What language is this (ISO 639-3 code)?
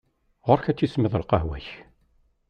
kab